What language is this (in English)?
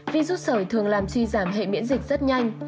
Vietnamese